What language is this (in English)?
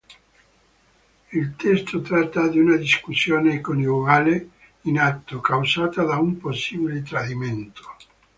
Italian